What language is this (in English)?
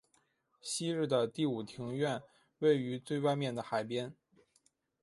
Chinese